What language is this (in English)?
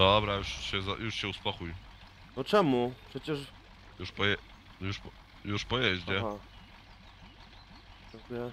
Polish